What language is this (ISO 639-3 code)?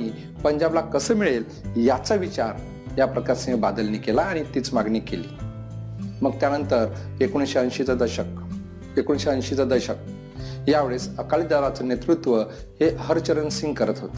mar